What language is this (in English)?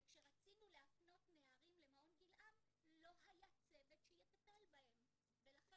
Hebrew